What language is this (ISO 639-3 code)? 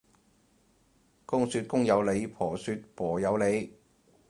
yue